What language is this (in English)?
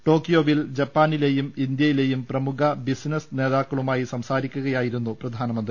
Malayalam